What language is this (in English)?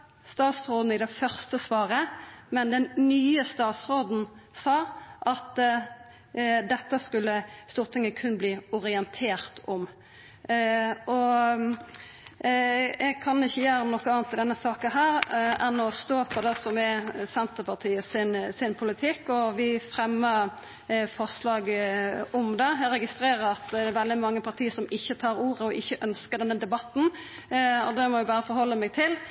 Norwegian Nynorsk